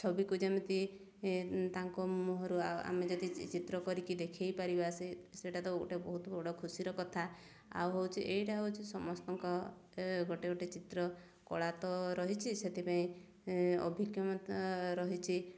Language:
Odia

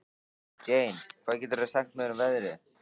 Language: Icelandic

